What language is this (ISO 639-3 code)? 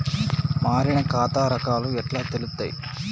tel